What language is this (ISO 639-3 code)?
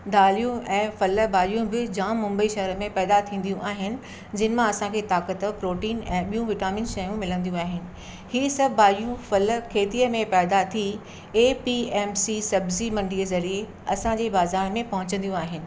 snd